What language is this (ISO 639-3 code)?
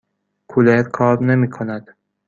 fas